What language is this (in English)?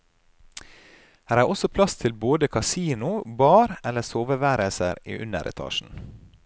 Norwegian